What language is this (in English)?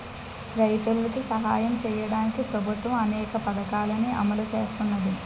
Telugu